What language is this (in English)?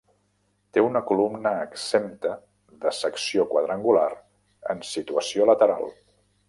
Catalan